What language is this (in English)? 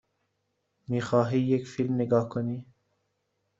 Persian